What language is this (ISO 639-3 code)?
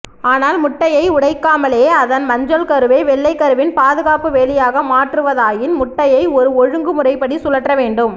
tam